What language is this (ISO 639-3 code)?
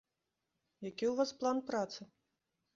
bel